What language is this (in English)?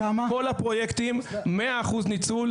Hebrew